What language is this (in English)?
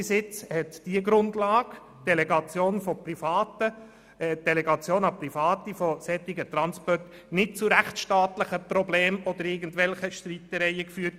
Swiss German